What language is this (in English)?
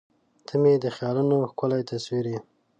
Pashto